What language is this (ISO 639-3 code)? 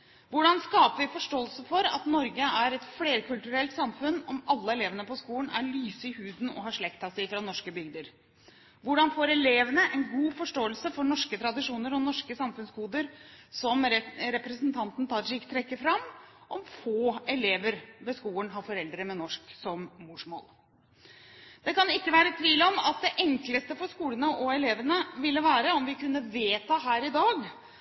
nob